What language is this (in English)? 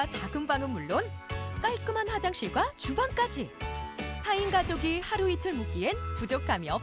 Korean